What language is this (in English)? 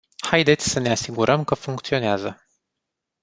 Romanian